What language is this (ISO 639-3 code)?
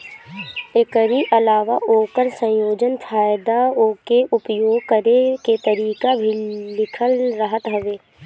bho